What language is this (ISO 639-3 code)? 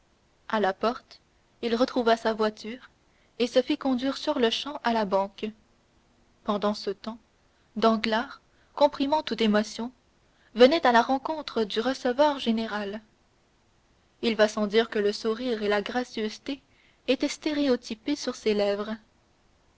fra